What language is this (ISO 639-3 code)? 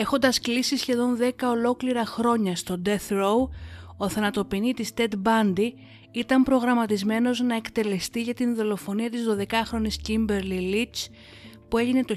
ell